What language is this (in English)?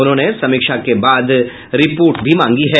Hindi